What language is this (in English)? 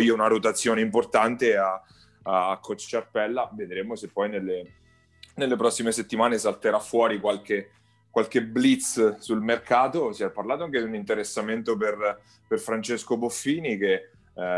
Italian